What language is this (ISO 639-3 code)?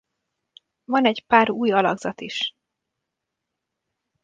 hun